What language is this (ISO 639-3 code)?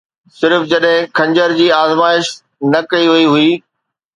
snd